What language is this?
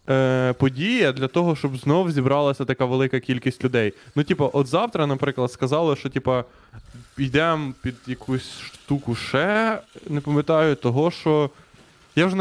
Ukrainian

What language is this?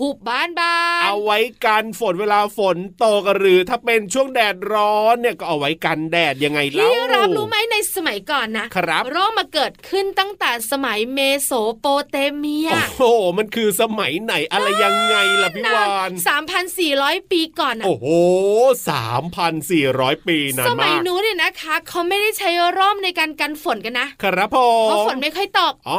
Thai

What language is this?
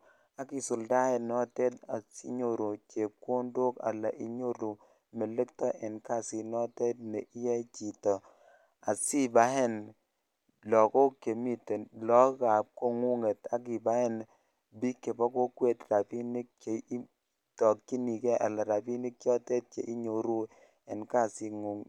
Kalenjin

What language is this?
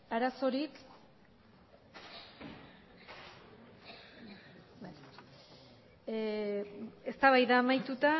Basque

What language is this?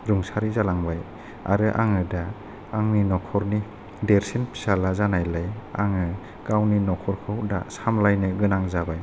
Bodo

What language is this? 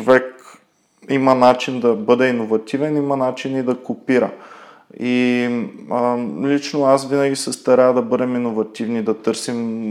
Bulgarian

